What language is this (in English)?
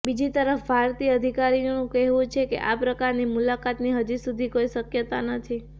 Gujarati